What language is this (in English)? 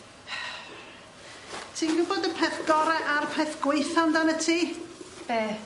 Welsh